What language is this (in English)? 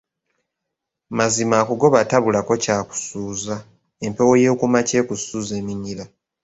Ganda